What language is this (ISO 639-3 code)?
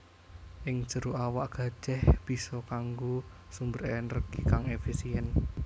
jav